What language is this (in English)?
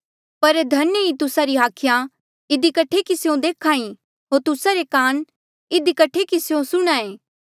Mandeali